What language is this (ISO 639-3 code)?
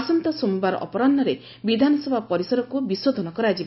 ori